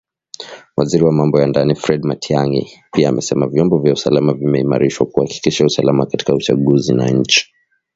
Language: Swahili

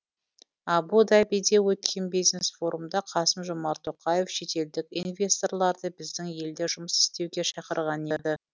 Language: Kazakh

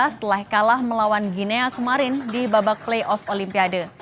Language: Indonesian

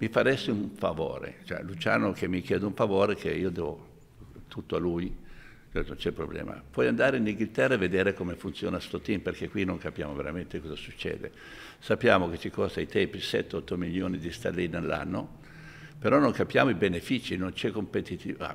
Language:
Italian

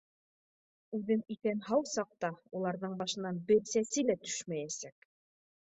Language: Bashkir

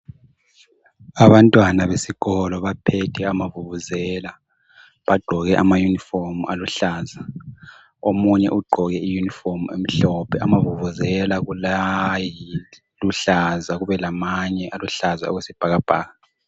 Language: North Ndebele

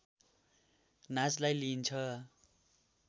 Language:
Nepali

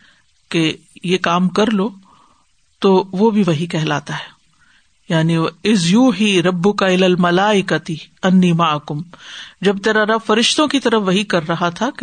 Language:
Urdu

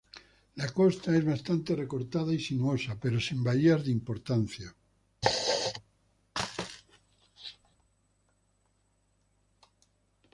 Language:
Spanish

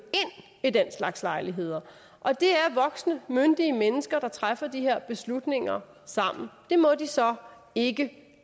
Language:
Danish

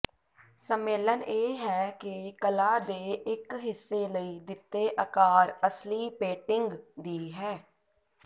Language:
Punjabi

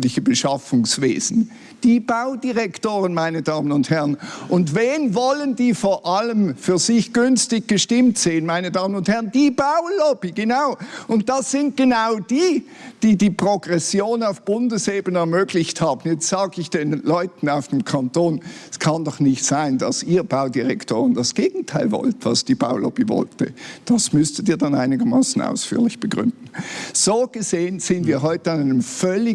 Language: German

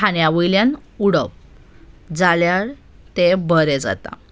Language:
Konkani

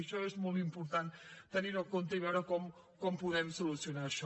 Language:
Catalan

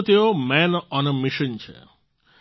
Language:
Gujarati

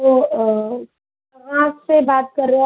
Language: Hindi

